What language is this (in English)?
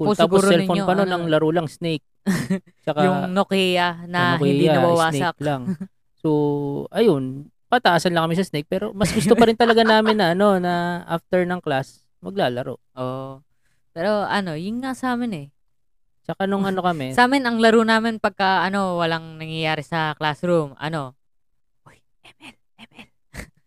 Filipino